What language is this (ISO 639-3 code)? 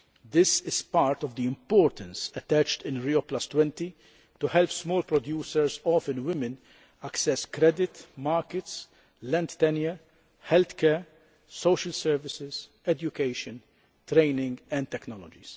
eng